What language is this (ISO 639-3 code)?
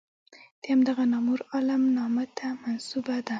pus